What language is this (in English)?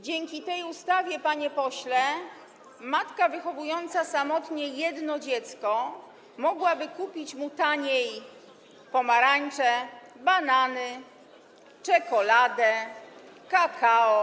Polish